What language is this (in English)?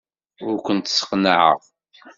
Kabyle